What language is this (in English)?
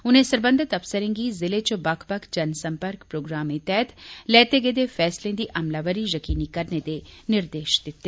Dogri